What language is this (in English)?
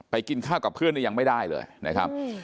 Thai